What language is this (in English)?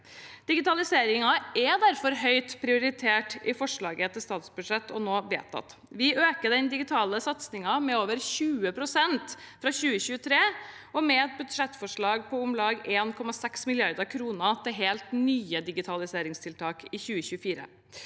Norwegian